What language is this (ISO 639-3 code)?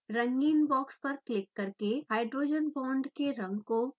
hin